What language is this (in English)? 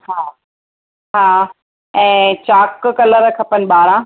Sindhi